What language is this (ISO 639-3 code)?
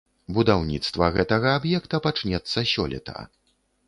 bel